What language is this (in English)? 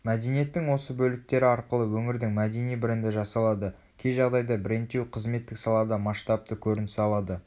Kazakh